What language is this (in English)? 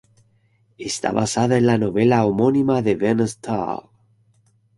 Spanish